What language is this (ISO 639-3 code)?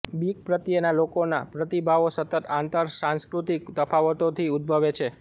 guj